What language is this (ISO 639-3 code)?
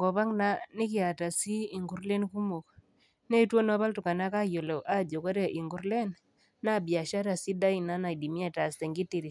mas